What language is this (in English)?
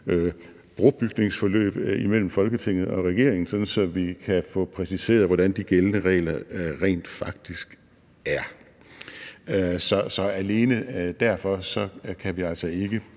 Danish